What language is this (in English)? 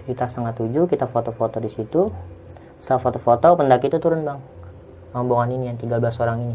Indonesian